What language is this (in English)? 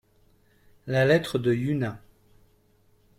French